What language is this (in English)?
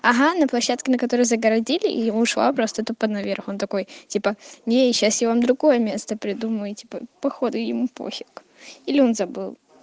Russian